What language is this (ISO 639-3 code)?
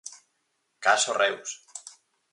glg